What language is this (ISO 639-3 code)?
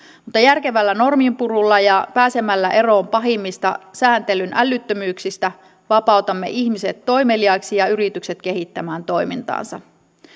fin